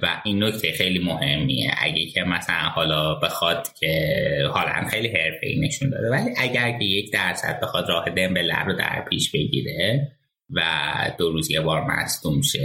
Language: Persian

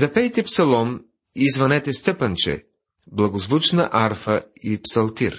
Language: Bulgarian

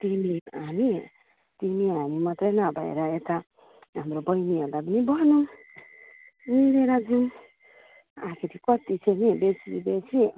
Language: Nepali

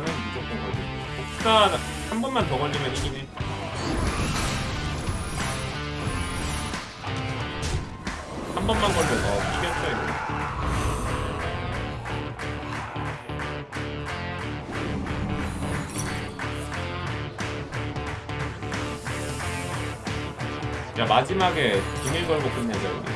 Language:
Korean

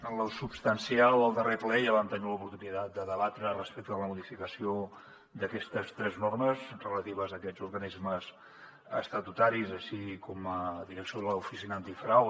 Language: Catalan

